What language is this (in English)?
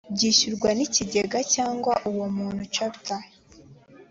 Kinyarwanda